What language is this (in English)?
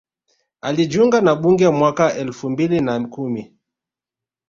Swahili